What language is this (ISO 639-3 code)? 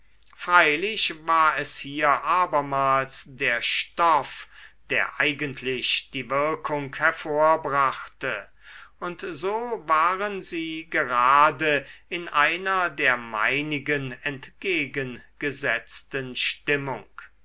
deu